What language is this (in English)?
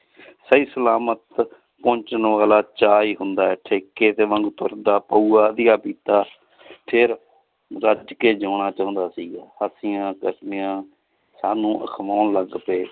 Punjabi